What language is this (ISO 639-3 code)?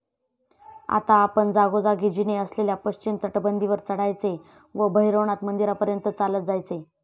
mar